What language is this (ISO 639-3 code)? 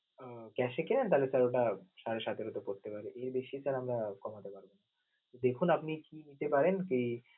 ben